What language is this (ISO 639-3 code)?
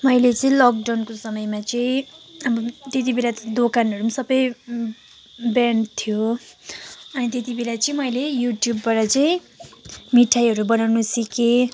nep